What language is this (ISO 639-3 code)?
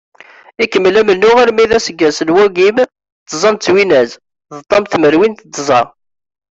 kab